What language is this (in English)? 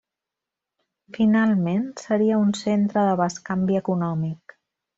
Catalan